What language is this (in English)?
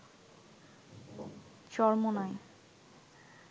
Bangla